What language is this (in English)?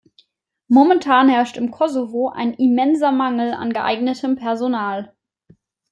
German